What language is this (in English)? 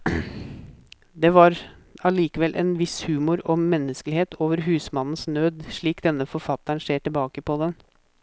Norwegian